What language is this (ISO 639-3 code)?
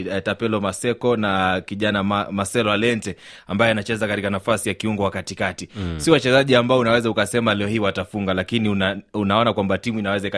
swa